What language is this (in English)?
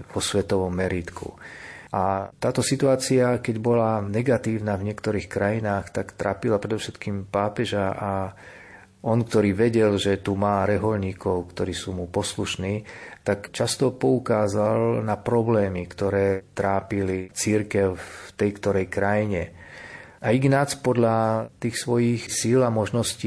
Slovak